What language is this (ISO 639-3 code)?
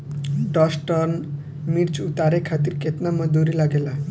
bho